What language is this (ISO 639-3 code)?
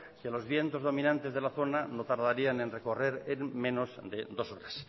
spa